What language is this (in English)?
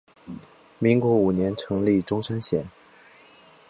Chinese